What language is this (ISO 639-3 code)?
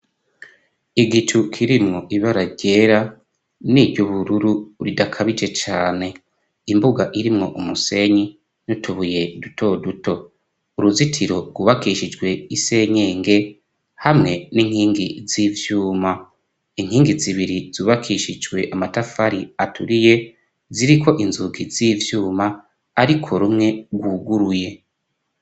run